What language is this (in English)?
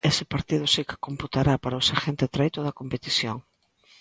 Galician